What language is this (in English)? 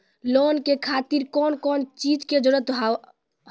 Maithili